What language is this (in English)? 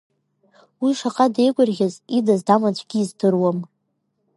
Abkhazian